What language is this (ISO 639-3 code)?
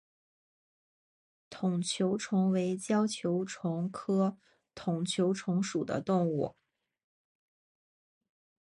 zho